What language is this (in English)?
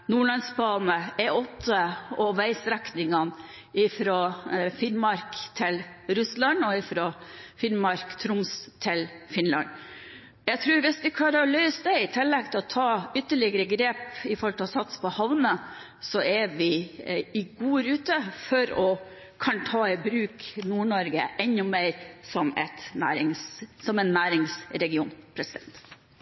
Norwegian Bokmål